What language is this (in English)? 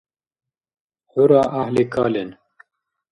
Dargwa